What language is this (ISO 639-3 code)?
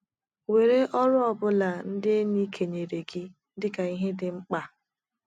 ibo